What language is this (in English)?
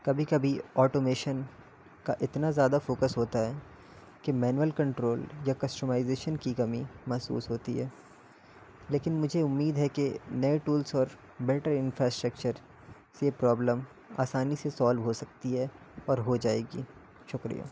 Urdu